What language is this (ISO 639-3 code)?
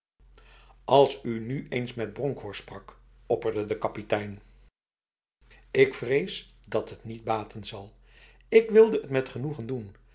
nld